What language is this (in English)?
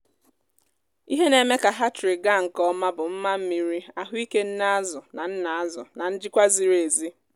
Igbo